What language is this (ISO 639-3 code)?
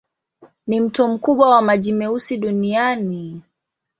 swa